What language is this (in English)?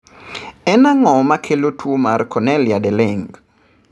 Luo (Kenya and Tanzania)